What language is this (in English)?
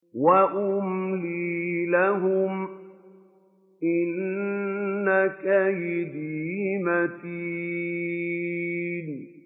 Arabic